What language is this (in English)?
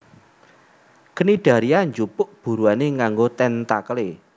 Javanese